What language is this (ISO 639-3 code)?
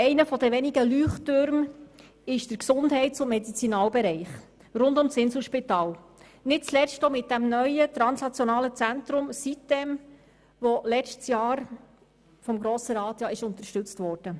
gsw